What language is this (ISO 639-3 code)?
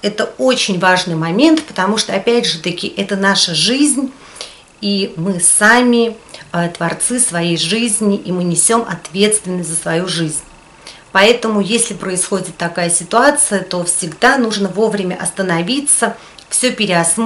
rus